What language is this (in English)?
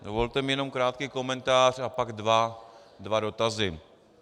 Czech